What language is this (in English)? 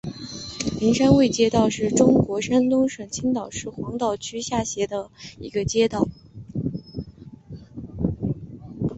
Chinese